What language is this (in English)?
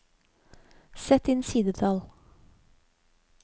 Norwegian